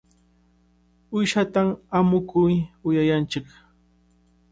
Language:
Cajatambo North Lima Quechua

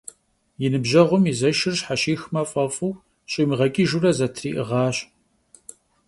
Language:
Kabardian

